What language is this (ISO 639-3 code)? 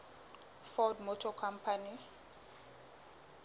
sot